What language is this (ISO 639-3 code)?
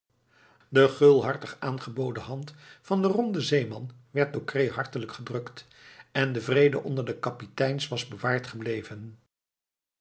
nld